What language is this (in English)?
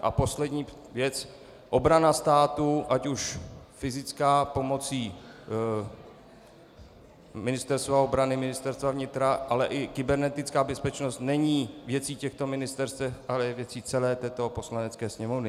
Czech